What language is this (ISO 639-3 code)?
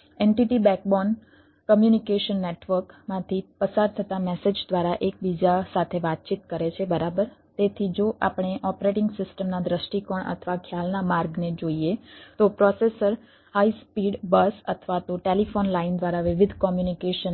guj